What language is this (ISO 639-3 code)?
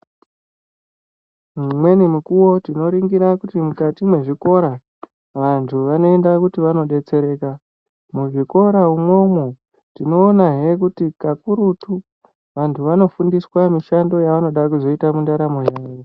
ndc